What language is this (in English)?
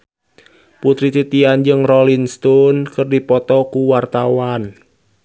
Sundanese